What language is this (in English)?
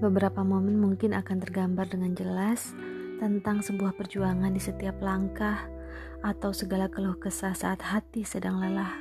Indonesian